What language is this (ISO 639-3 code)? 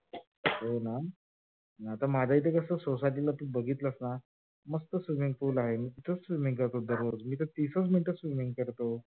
mar